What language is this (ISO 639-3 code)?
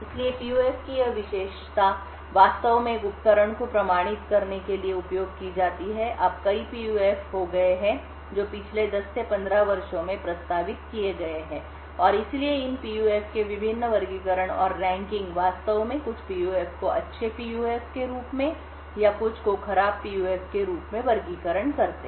hin